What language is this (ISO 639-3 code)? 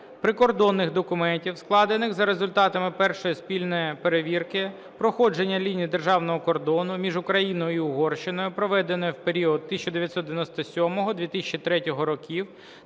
ukr